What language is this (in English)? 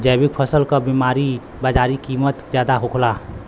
Bhojpuri